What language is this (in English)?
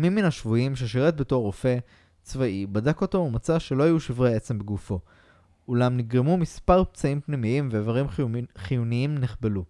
Hebrew